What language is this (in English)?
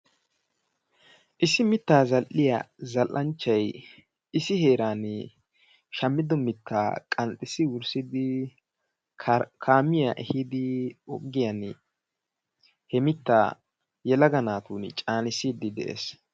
Wolaytta